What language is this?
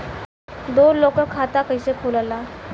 Bhojpuri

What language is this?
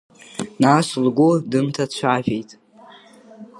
Abkhazian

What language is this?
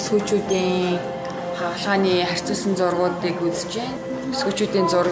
Korean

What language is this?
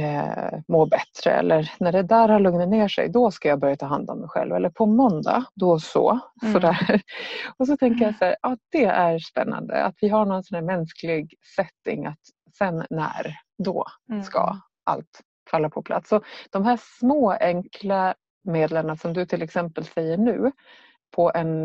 Swedish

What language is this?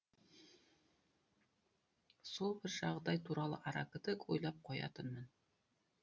Kazakh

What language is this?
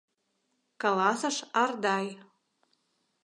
Mari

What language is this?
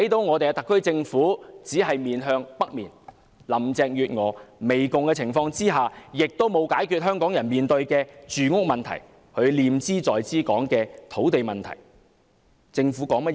Cantonese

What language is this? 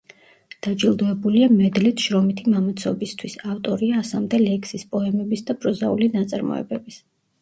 Georgian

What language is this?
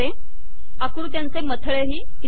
Marathi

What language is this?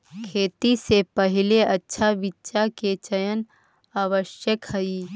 Magahi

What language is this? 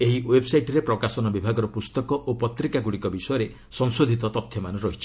Odia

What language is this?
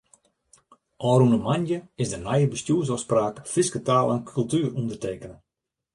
Western Frisian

